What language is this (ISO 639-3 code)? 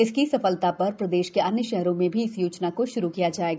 hin